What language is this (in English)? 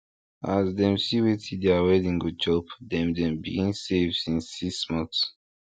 Nigerian Pidgin